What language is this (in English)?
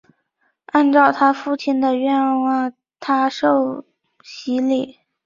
Chinese